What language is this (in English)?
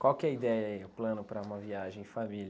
Portuguese